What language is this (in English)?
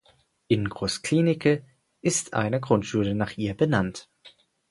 German